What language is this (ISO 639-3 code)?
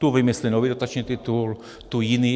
ces